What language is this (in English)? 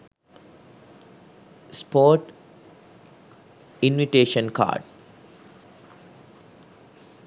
Sinhala